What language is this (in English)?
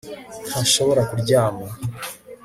Kinyarwanda